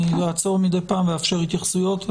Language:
Hebrew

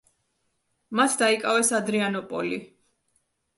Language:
Georgian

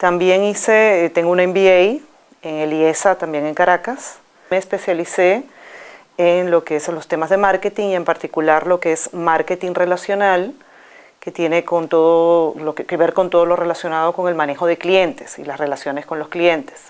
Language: Spanish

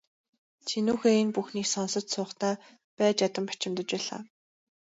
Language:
Mongolian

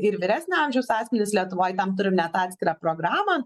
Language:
Lithuanian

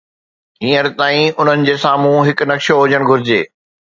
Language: Sindhi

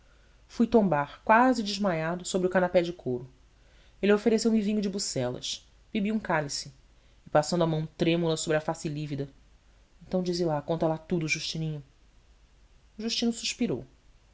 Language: Portuguese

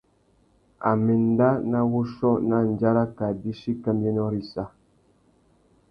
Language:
Tuki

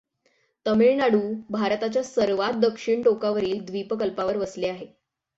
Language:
Marathi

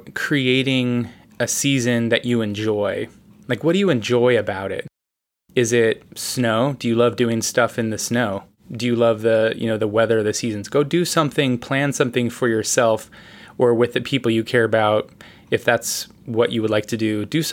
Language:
English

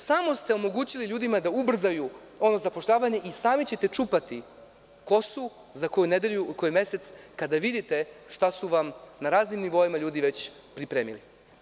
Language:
Serbian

